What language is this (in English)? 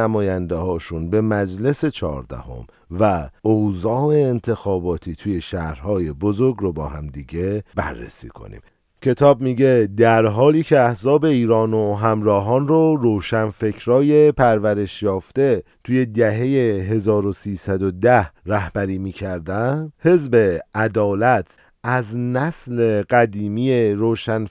Persian